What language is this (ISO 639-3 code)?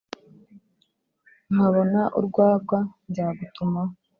kin